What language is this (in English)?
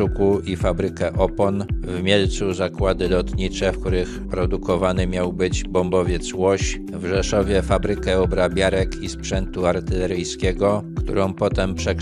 Polish